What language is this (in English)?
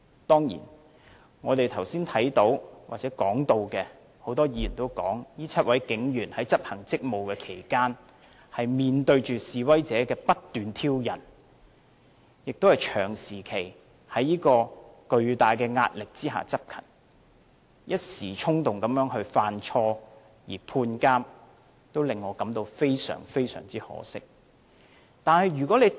Cantonese